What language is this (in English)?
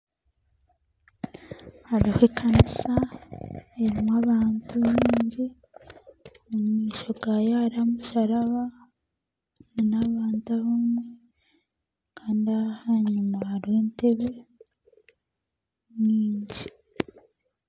Nyankole